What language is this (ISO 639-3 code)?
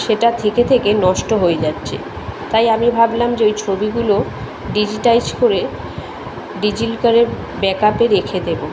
ben